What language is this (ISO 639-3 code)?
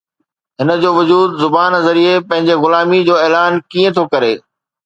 snd